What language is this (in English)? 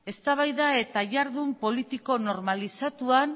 Basque